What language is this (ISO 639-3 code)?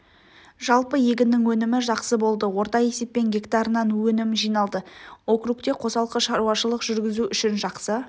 kaz